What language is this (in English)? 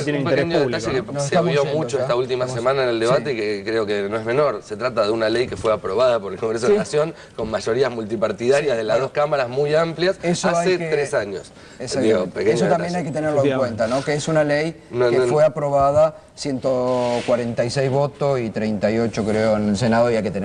Spanish